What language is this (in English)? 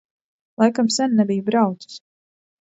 Latvian